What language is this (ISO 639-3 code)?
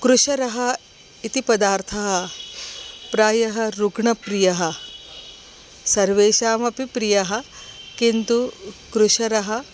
san